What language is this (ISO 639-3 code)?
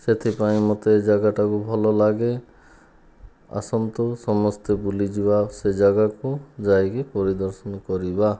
ori